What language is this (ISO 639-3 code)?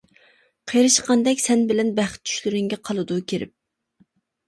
uig